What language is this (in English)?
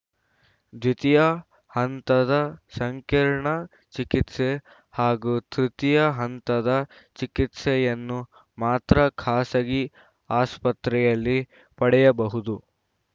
Kannada